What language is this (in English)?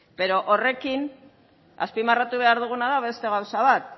Basque